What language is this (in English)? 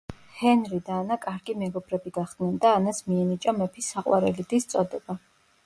Georgian